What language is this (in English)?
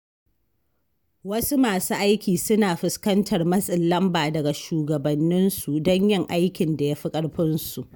Hausa